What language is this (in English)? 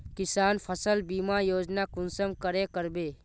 Magahi